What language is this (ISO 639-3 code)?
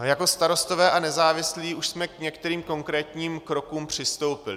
ces